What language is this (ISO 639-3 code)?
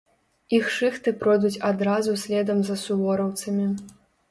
bel